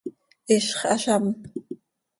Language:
Seri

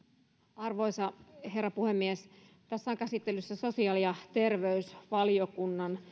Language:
Finnish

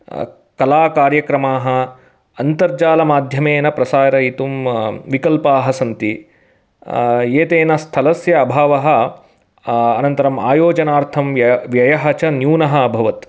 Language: Sanskrit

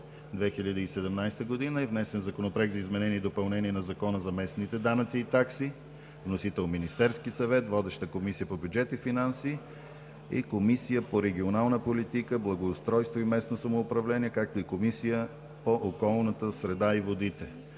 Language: Bulgarian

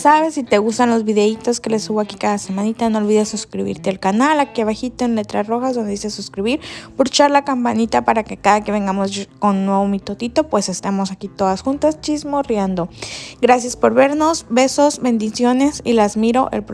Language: Spanish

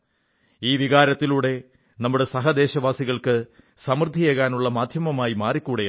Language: Malayalam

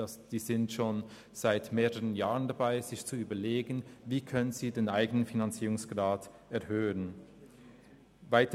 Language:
Swiss German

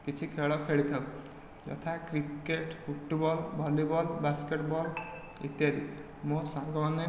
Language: Odia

